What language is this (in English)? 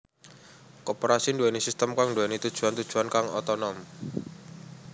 Javanese